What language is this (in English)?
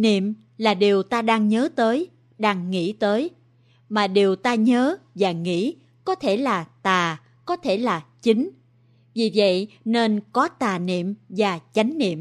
Vietnamese